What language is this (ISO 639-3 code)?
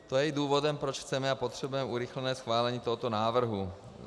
ces